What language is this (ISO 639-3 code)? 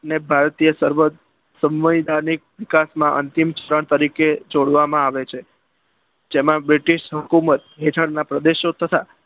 guj